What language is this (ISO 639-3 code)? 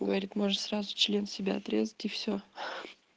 rus